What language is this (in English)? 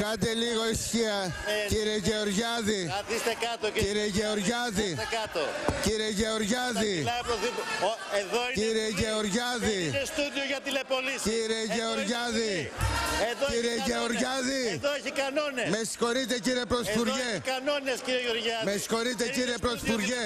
Greek